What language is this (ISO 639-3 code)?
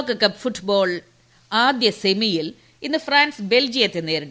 mal